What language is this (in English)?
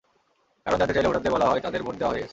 Bangla